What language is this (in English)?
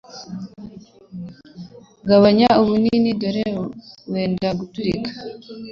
Kinyarwanda